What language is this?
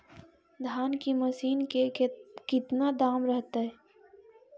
Magahi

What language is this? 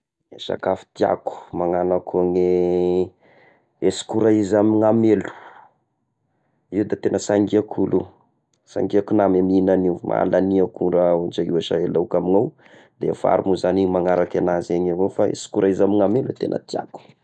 Tesaka Malagasy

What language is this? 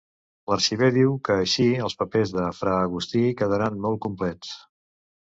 Catalan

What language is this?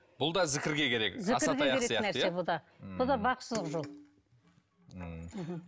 Kazakh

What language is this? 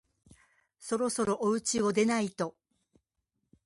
Japanese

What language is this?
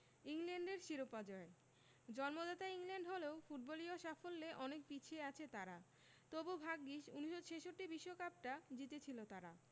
Bangla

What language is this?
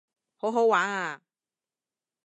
Cantonese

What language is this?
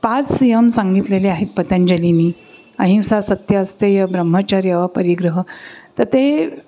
Marathi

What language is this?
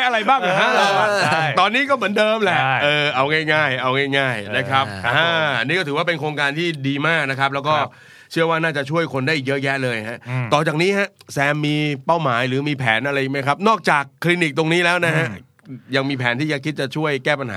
Thai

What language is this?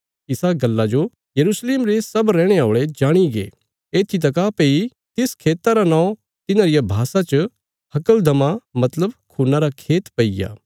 Bilaspuri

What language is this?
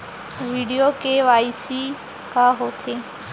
Chhattisgarhi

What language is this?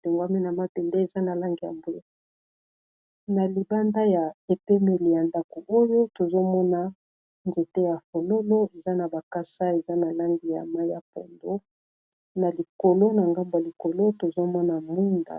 Lingala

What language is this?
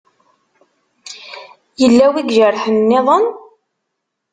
Kabyle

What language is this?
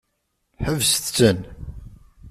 Kabyle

